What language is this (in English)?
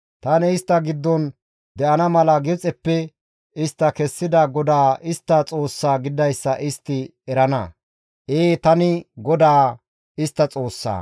Gamo